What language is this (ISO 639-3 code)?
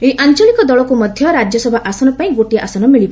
ori